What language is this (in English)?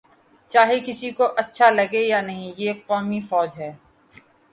Urdu